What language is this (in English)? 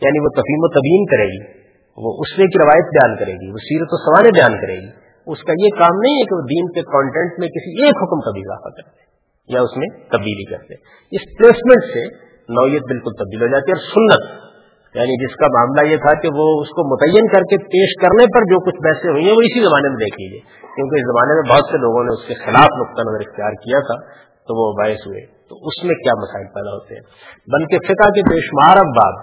Urdu